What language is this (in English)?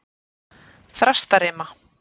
Icelandic